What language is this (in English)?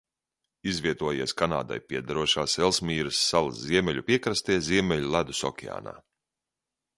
Latvian